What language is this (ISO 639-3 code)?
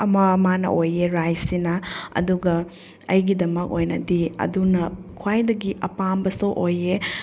mni